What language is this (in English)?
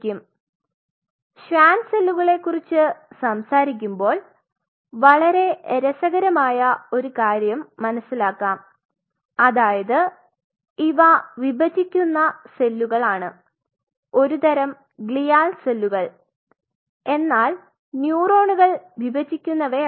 Malayalam